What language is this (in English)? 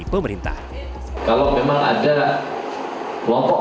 Indonesian